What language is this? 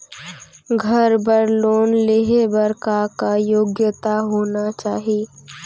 Chhattisgarhi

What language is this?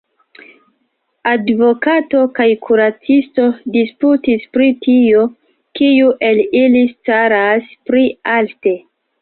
Esperanto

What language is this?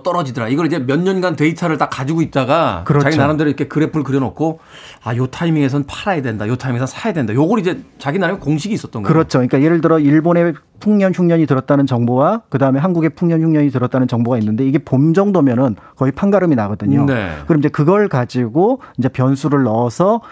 Korean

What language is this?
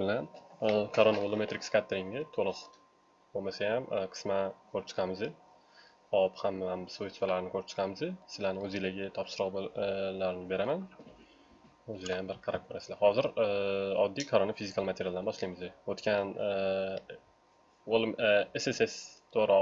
Turkish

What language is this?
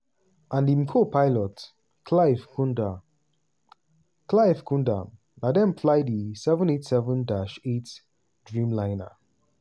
Nigerian Pidgin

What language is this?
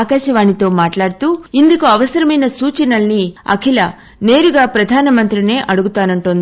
Telugu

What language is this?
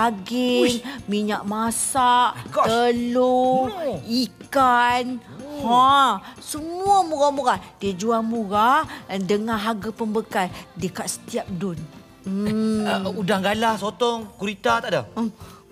Malay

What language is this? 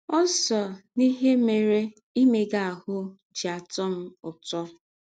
Igbo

